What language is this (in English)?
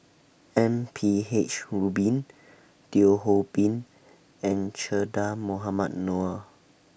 English